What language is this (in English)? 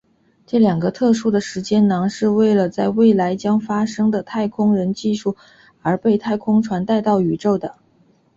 Chinese